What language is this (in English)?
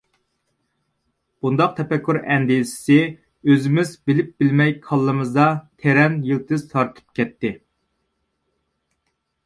Uyghur